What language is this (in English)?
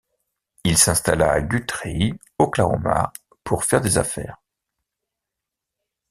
French